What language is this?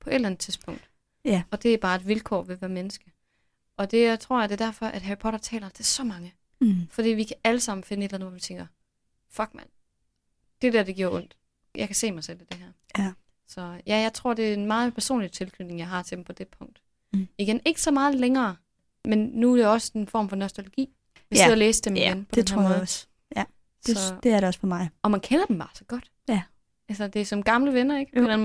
Danish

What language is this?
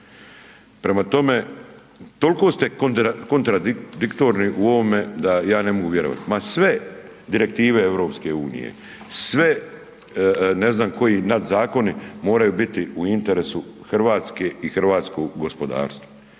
Croatian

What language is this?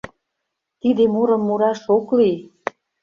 Mari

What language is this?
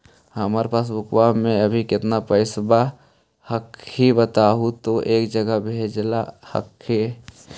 Magahi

